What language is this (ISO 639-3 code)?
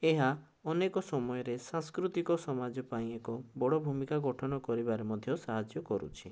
ori